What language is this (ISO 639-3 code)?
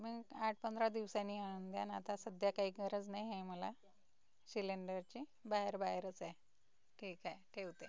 mar